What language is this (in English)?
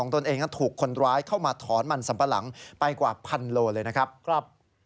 Thai